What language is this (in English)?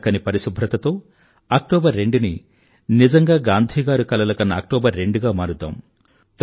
Telugu